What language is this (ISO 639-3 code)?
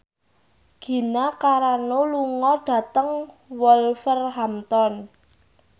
jav